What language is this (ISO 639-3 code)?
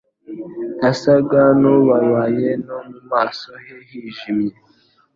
kin